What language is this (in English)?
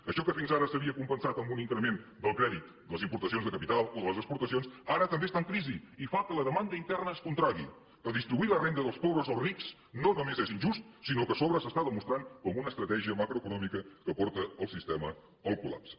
Catalan